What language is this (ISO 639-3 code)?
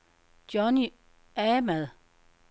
dan